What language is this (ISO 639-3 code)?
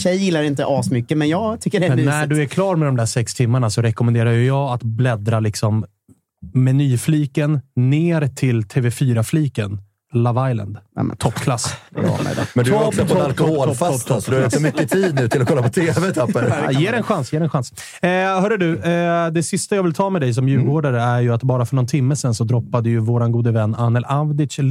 swe